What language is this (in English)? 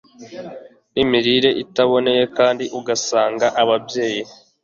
Kinyarwanda